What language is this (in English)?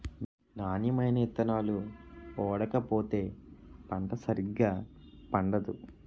Telugu